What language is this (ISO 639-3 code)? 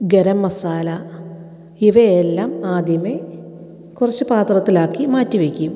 mal